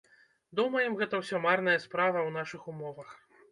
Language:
Belarusian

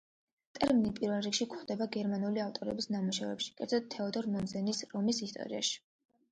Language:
Georgian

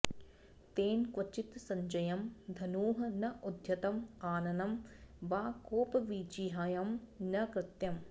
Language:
Sanskrit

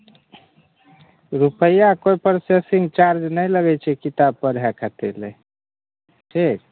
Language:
Maithili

